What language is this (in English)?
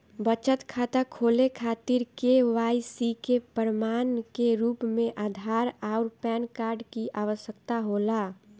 Bhojpuri